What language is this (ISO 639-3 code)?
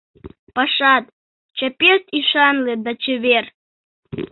chm